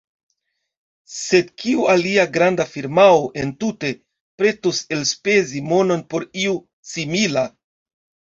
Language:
Esperanto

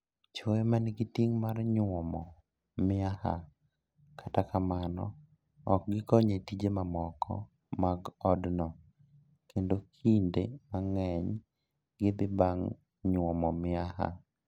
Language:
Luo (Kenya and Tanzania)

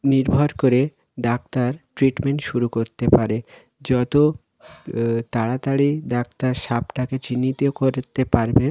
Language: Bangla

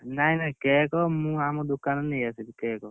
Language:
Odia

